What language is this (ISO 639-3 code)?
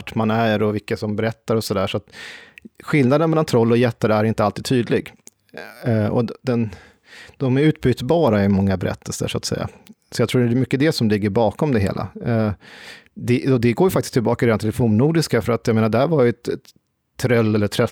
swe